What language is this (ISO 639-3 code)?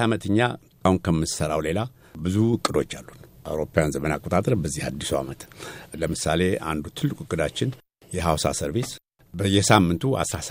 amh